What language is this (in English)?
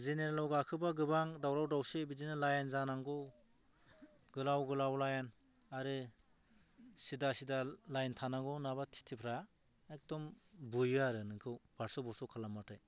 Bodo